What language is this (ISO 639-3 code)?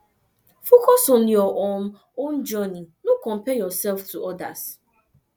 pcm